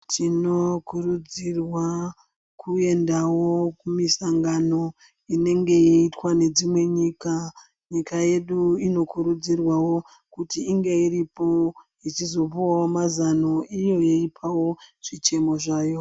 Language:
Ndau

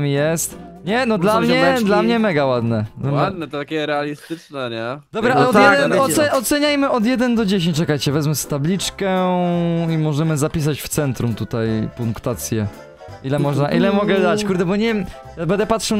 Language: Polish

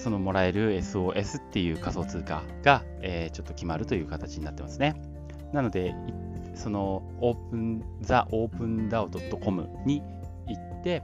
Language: Japanese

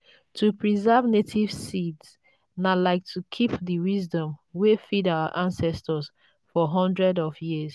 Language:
Nigerian Pidgin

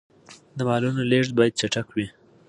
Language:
Pashto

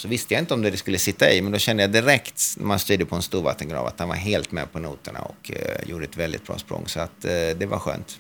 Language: Swedish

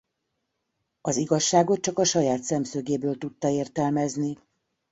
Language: Hungarian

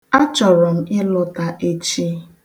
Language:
Igbo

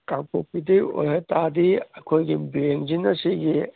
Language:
Manipuri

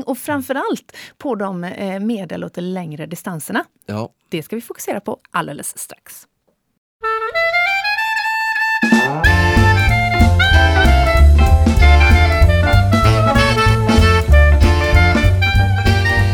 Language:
Swedish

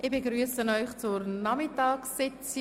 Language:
Swiss German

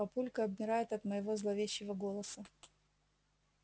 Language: Russian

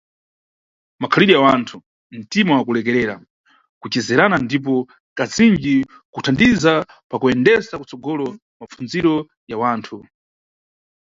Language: Nyungwe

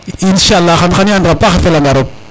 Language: Serer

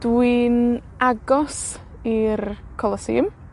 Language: Welsh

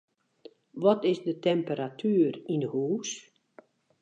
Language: Western Frisian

